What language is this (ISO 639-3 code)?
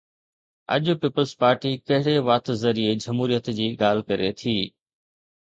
snd